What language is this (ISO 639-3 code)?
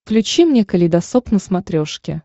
rus